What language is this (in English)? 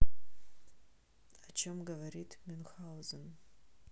Russian